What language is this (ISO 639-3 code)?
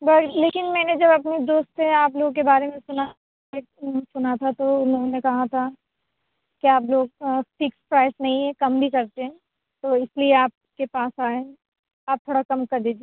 urd